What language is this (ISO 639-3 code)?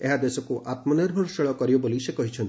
ori